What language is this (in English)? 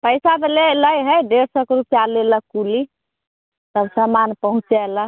Maithili